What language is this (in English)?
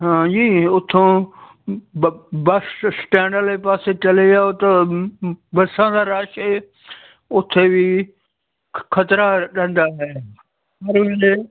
Punjabi